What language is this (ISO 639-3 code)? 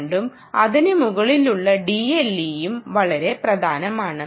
mal